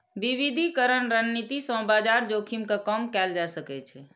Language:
Maithili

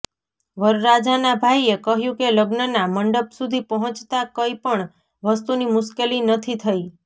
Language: Gujarati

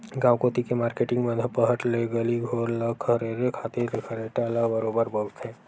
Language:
Chhattisgarhi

